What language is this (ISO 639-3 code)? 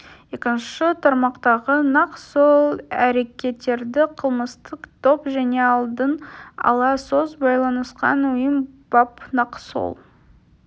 kaz